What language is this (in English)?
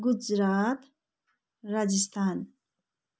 Nepali